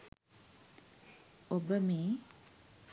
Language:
Sinhala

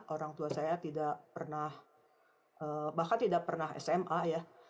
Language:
Indonesian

